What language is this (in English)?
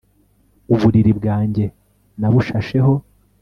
Kinyarwanda